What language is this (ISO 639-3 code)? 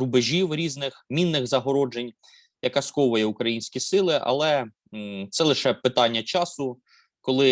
ukr